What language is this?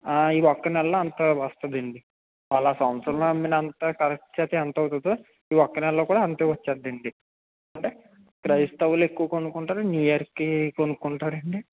Telugu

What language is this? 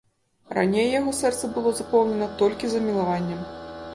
Belarusian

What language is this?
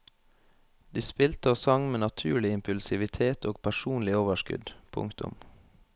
Norwegian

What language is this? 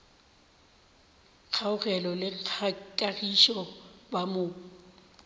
Northern Sotho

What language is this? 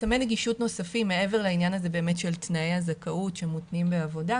Hebrew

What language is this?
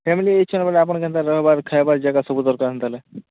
Odia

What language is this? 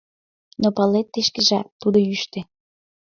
Mari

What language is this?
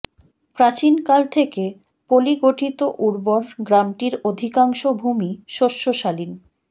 Bangla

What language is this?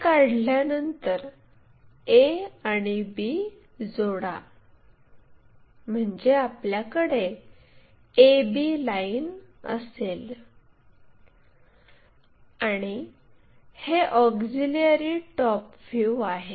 Marathi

